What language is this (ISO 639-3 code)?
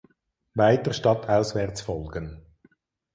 deu